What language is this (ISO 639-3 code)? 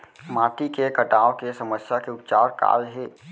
hne